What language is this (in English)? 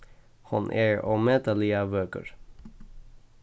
Faroese